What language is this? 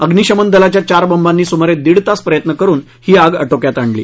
Marathi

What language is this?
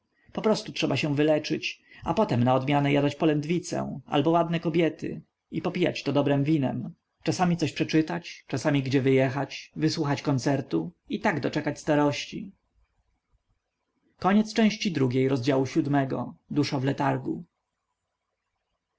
Polish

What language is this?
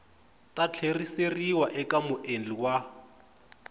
Tsonga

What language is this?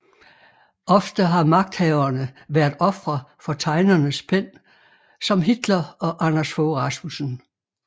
Danish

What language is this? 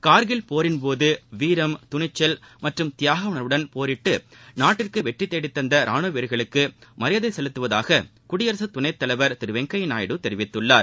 Tamil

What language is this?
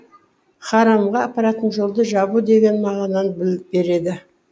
Kazakh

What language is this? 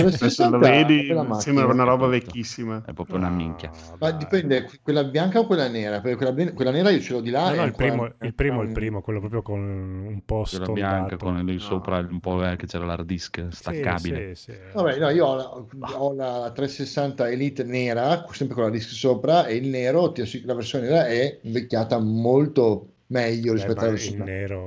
Italian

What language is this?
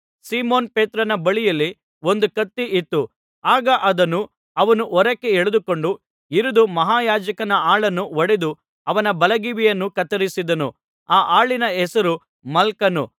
Kannada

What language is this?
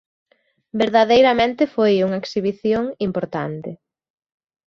Galician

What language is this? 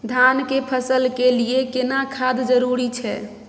Maithili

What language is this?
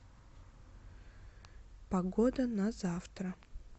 Russian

